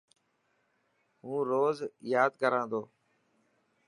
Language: Dhatki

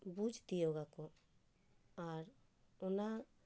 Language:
Santali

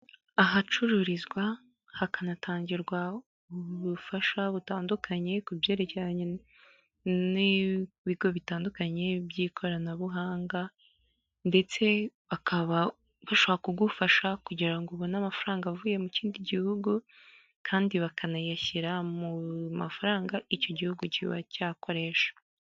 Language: Kinyarwanda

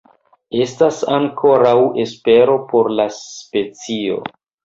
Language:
Esperanto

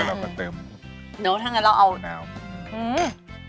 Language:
Thai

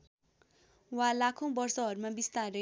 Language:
Nepali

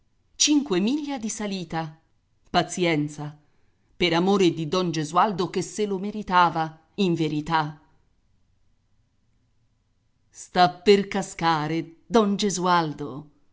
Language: Italian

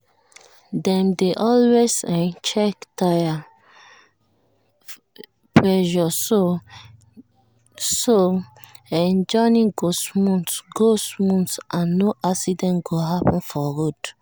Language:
Nigerian Pidgin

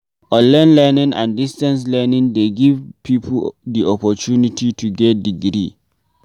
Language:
Nigerian Pidgin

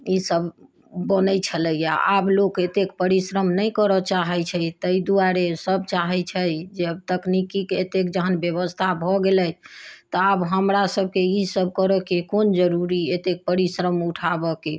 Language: Maithili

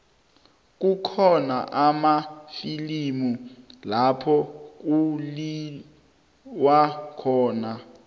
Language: South Ndebele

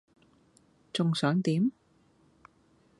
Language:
Cantonese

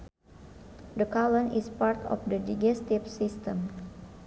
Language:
Sundanese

